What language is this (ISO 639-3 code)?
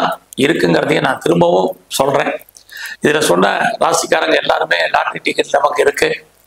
ind